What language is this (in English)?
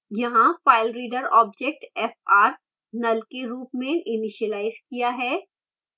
Hindi